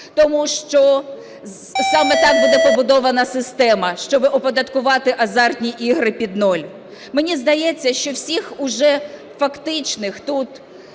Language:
Ukrainian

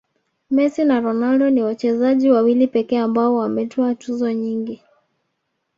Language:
Swahili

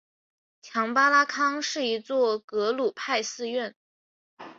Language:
Chinese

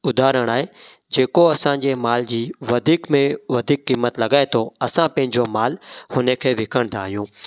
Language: Sindhi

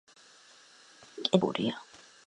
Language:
Georgian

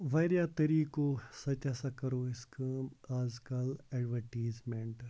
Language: Kashmiri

